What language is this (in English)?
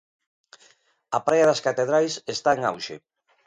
Galician